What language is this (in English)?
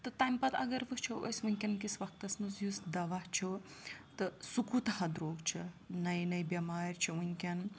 Kashmiri